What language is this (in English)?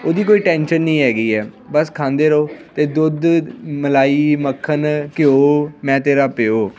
Punjabi